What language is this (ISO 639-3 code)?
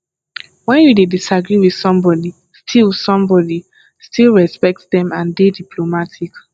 pcm